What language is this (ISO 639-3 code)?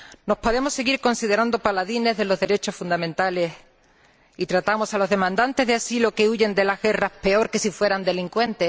spa